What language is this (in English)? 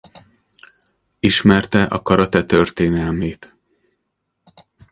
Hungarian